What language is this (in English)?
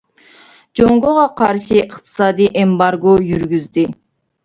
Uyghur